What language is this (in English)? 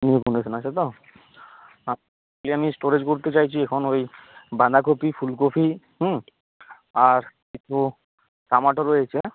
Bangla